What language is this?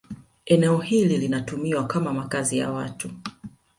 Swahili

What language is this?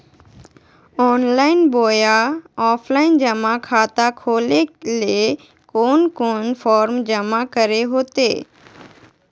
Magahi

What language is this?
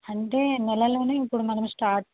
Telugu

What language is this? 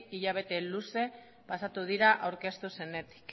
Basque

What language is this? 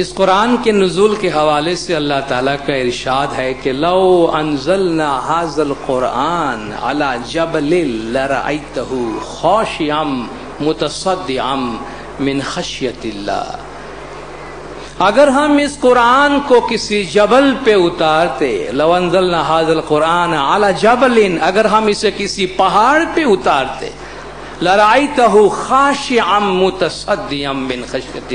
Hindi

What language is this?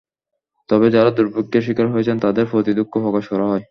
Bangla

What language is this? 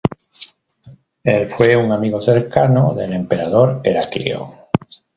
Spanish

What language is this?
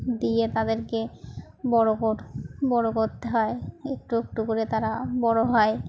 Bangla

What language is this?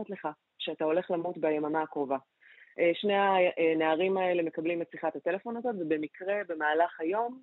Hebrew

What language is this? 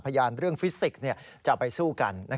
Thai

